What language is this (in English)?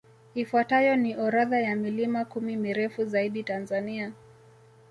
Swahili